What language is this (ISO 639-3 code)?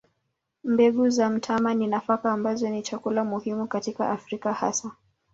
swa